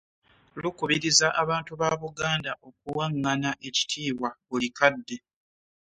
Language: Ganda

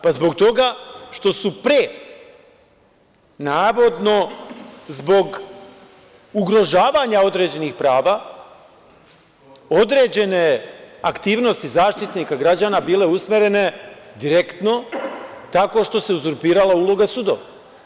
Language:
Serbian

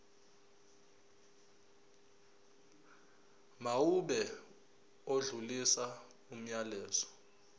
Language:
Zulu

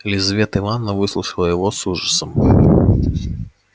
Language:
Russian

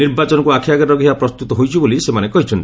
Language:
Odia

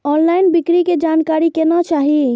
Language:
Maithili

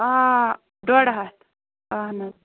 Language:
Kashmiri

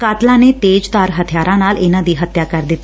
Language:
Punjabi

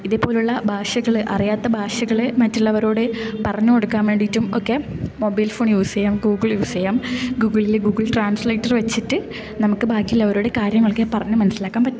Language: Malayalam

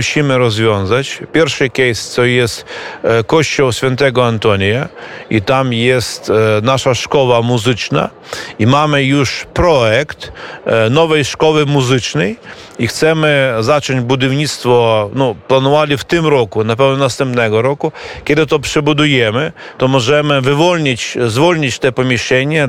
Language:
Polish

